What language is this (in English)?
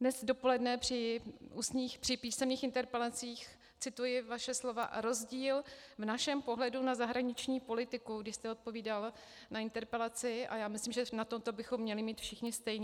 Czech